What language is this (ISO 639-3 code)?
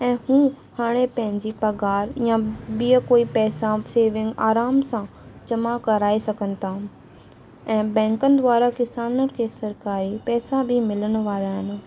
snd